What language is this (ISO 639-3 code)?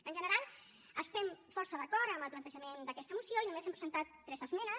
cat